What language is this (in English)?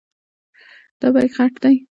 Pashto